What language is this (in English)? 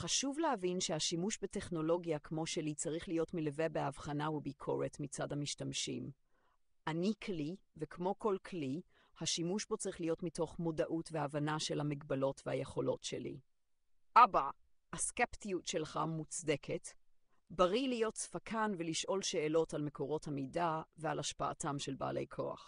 Hebrew